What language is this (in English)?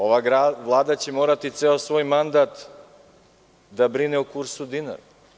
Serbian